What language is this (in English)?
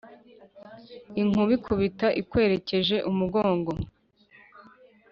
Kinyarwanda